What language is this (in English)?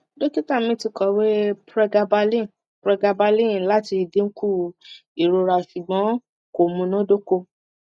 Yoruba